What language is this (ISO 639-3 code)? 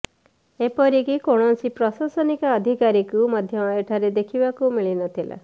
ori